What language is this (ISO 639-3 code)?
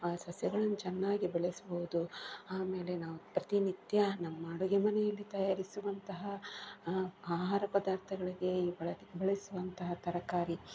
kan